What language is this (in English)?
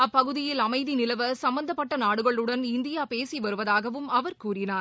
Tamil